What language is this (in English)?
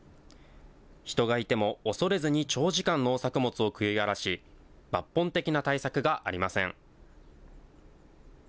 Japanese